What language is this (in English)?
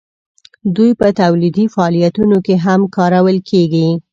Pashto